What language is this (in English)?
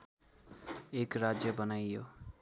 Nepali